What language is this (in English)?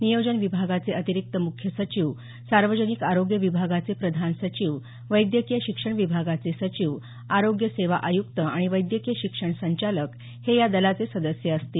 Marathi